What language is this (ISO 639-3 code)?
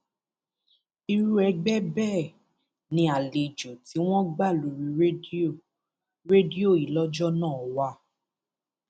yor